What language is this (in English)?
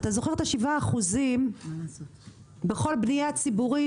Hebrew